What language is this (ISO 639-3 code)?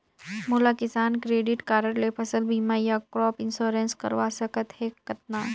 hne